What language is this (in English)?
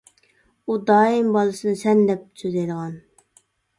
Uyghur